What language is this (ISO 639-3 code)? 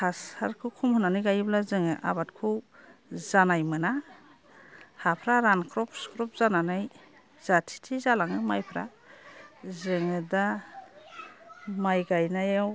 brx